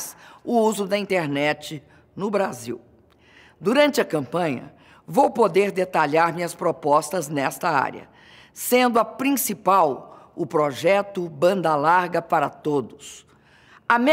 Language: Portuguese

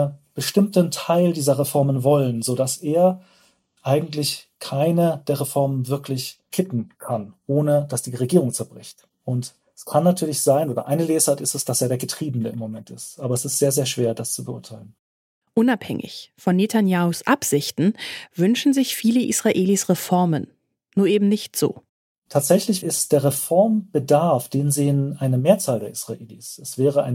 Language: German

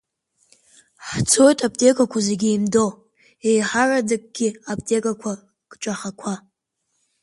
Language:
Abkhazian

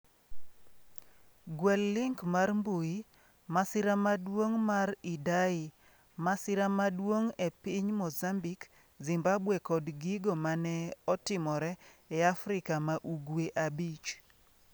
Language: Luo (Kenya and Tanzania)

